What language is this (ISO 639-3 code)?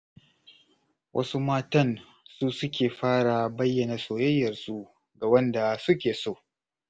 hau